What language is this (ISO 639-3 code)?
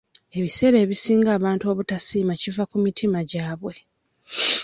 lug